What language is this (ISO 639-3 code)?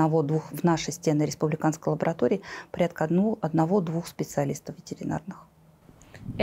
rus